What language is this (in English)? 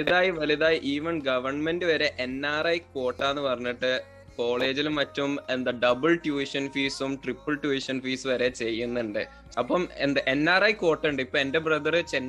Malayalam